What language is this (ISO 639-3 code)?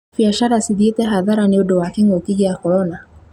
kik